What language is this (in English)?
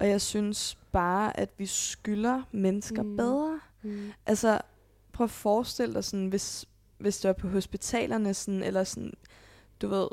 Danish